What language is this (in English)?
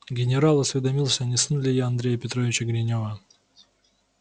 Russian